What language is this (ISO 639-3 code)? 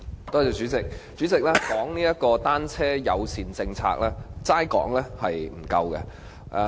yue